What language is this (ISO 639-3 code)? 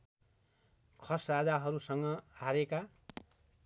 nep